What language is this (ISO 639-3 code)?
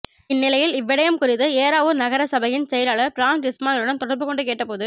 tam